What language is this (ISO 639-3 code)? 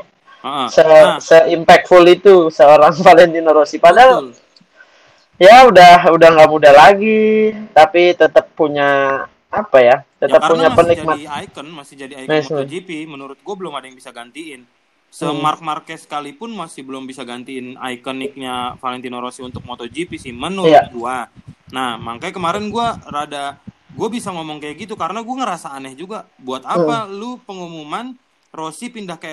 ind